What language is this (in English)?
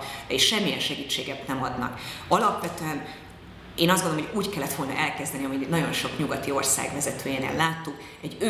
Hungarian